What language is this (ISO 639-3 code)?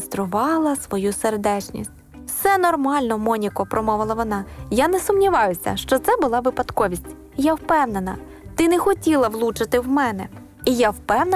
ukr